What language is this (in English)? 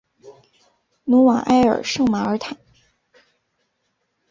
Chinese